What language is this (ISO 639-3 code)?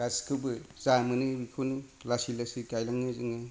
brx